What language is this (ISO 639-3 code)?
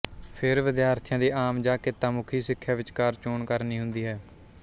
pan